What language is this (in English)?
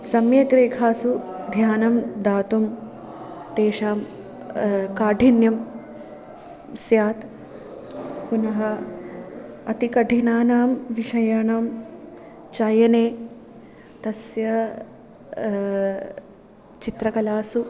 Sanskrit